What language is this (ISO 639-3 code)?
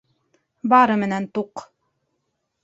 bak